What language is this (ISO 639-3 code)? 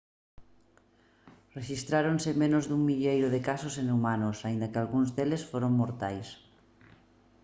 glg